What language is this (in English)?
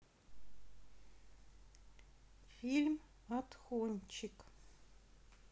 Russian